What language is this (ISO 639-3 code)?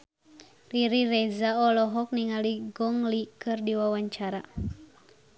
sun